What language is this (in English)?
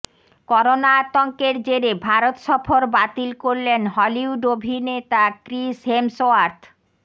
Bangla